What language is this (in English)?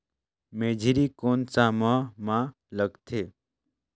Chhattisgarhi